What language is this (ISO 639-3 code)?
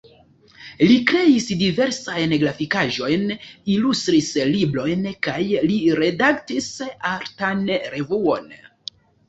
epo